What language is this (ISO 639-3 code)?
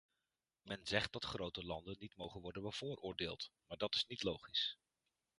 nld